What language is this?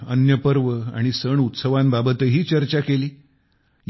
Marathi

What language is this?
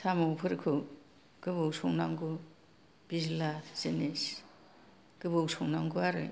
Bodo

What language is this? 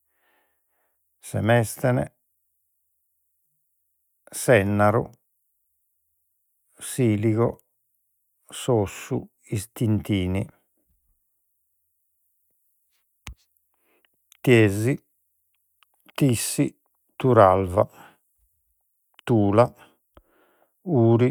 Sardinian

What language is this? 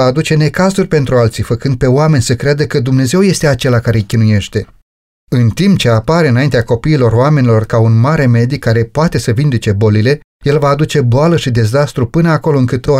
Romanian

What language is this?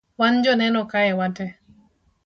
Luo (Kenya and Tanzania)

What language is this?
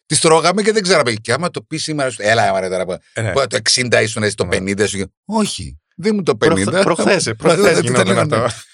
Greek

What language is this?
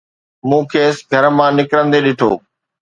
Sindhi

